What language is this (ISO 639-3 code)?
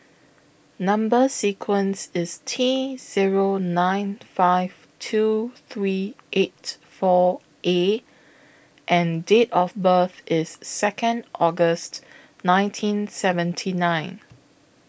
eng